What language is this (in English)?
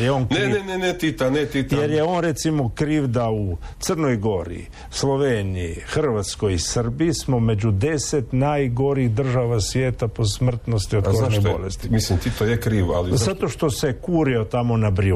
Croatian